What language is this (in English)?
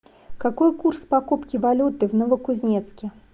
Russian